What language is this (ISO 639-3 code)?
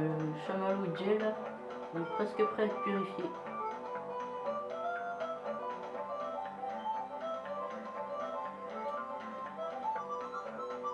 fra